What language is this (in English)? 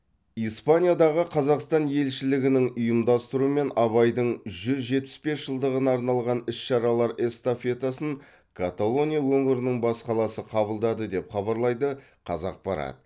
Kazakh